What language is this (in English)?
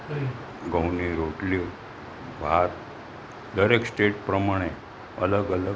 Gujarati